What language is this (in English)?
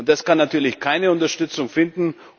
German